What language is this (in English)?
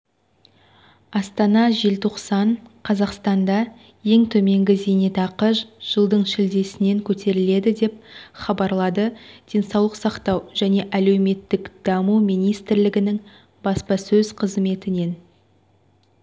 Kazakh